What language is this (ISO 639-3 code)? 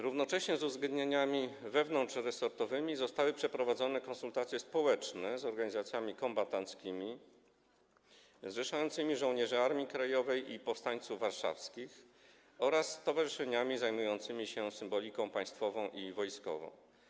pol